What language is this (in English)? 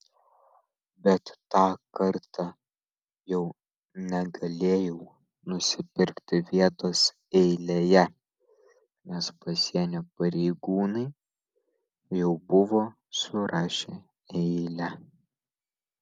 Lithuanian